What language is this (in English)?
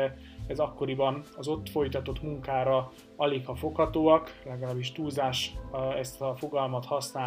Hungarian